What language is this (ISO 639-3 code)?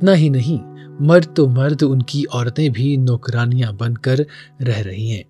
urd